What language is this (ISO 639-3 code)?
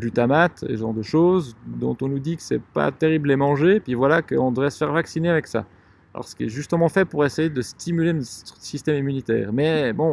fra